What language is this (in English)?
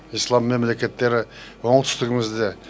Kazakh